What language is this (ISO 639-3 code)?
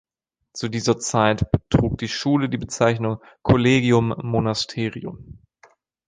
deu